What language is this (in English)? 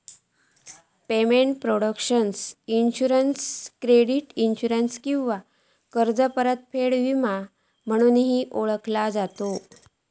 Marathi